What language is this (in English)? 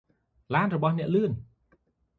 Khmer